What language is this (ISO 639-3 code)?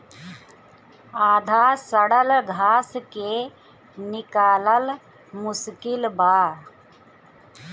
bho